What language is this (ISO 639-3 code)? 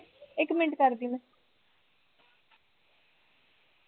pan